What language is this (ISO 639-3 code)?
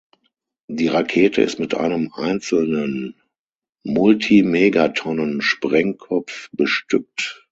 deu